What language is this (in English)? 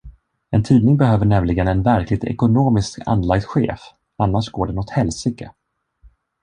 Swedish